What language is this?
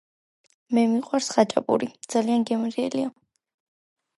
Georgian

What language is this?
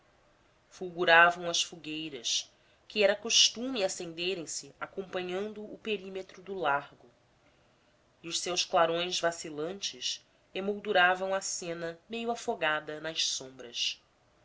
Portuguese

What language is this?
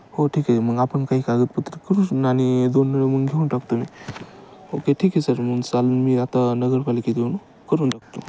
Marathi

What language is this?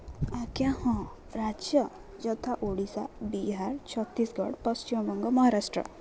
Odia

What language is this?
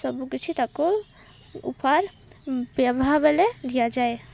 Odia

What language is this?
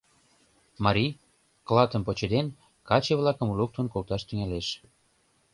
Mari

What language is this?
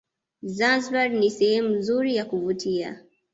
Swahili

